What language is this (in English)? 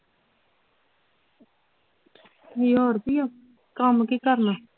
Punjabi